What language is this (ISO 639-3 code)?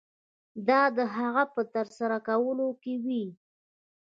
pus